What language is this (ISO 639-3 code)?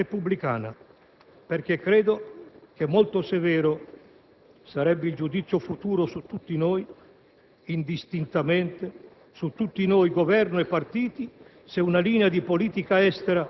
ita